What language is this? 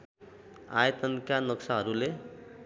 Nepali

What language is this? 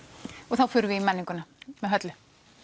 Icelandic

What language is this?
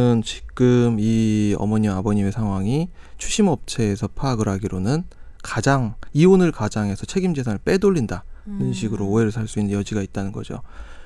Korean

